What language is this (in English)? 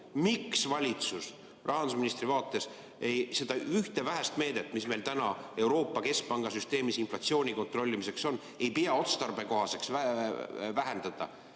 Estonian